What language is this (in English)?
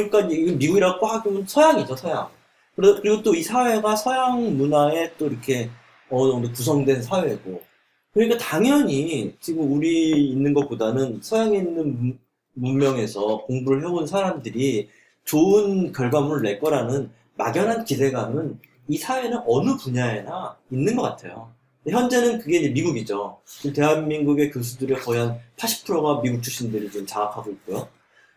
Korean